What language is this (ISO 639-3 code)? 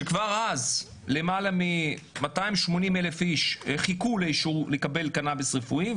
heb